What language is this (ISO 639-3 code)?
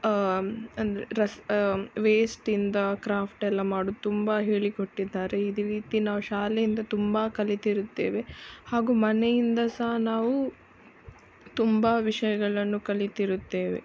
kan